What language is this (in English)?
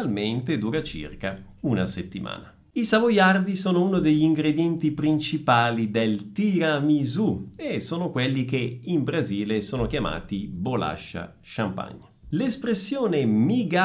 Italian